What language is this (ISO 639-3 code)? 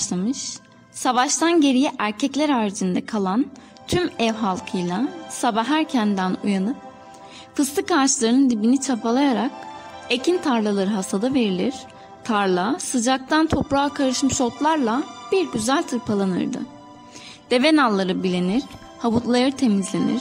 tur